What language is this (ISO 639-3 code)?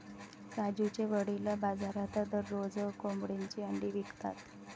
mar